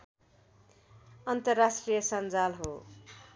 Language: Nepali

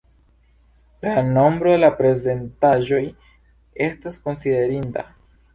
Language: Esperanto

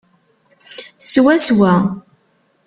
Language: Kabyle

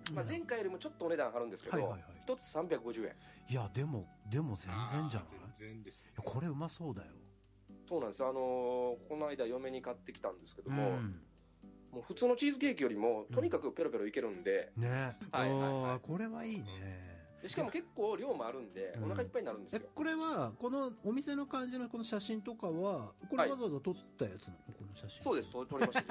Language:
Japanese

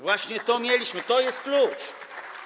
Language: Polish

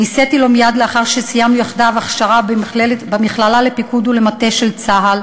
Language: Hebrew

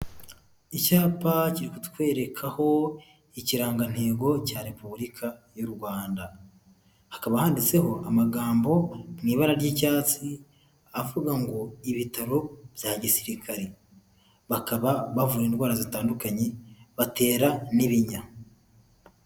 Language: Kinyarwanda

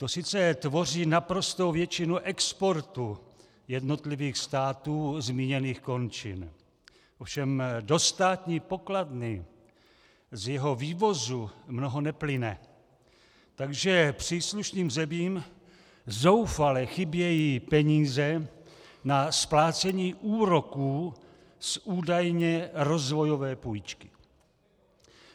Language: Czech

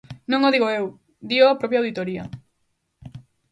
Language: Galician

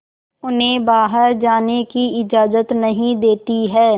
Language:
Hindi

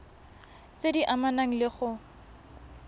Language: Tswana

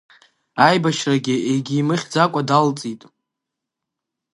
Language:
Abkhazian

